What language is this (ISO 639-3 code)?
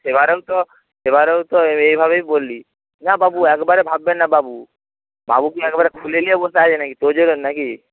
ben